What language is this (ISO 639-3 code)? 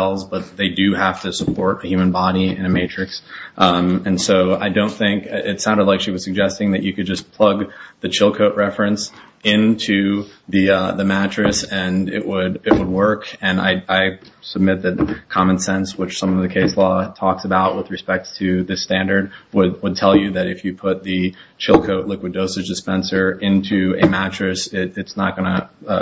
eng